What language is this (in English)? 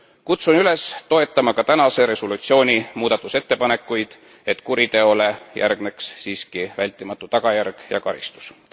Estonian